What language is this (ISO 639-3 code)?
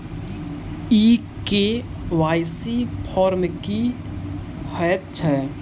mai